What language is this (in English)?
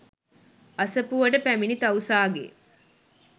Sinhala